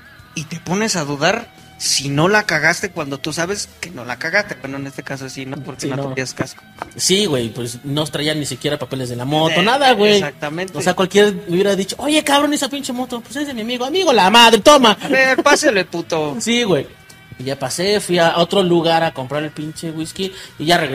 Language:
Spanish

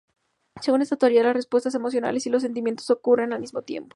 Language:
Spanish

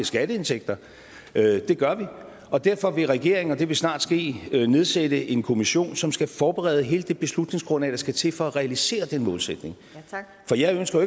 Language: Danish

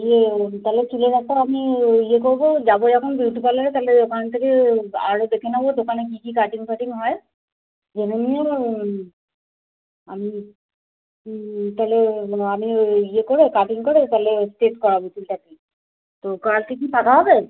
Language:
Bangla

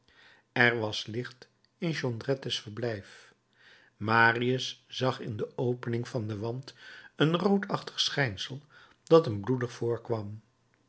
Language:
Dutch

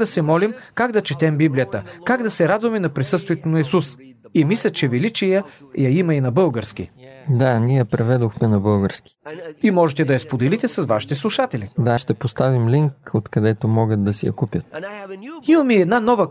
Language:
Bulgarian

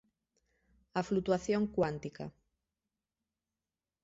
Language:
Galician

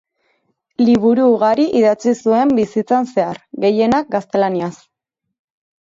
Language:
Basque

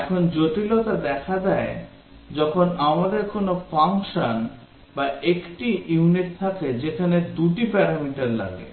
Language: Bangla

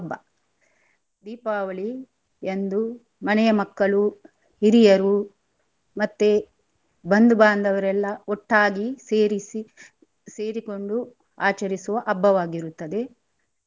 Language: Kannada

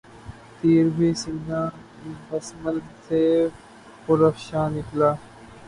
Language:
Urdu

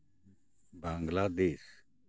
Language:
Santali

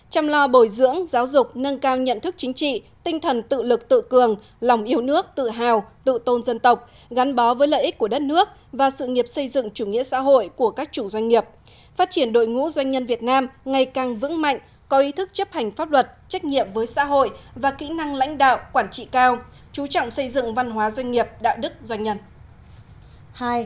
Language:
Vietnamese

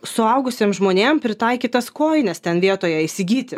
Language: Lithuanian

